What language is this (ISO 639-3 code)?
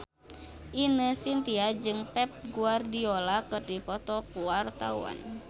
sun